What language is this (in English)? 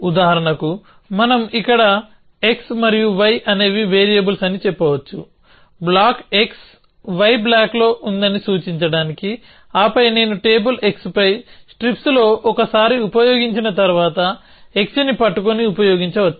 Telugu